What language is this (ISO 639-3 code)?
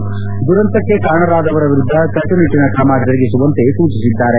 kan